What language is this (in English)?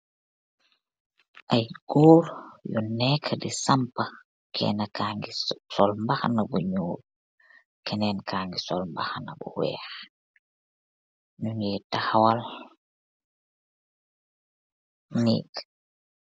Wolof